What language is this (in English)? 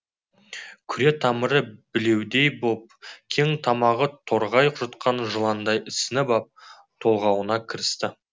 Kazakh